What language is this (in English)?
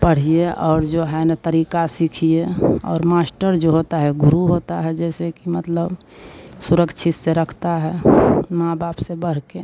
Hindi